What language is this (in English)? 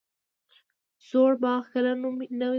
Pashto